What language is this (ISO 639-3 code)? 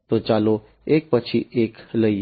guj